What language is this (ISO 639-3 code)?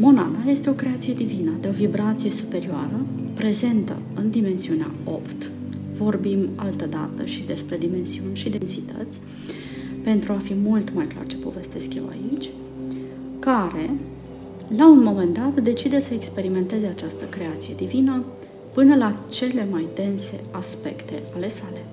ron